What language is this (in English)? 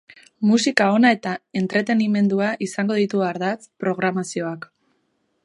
Basque